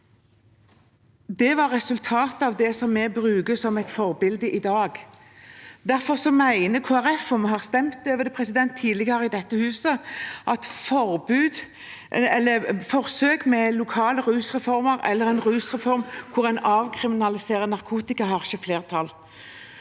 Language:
Norwegian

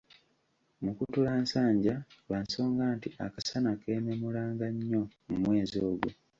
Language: Ganda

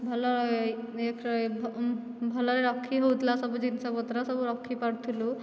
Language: Odia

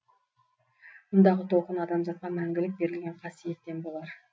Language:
Kazakh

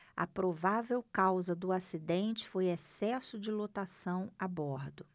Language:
Portuguese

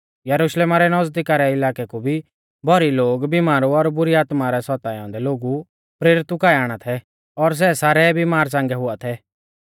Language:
Mahasu Pahari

